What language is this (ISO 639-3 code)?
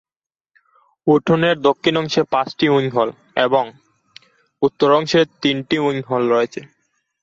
ben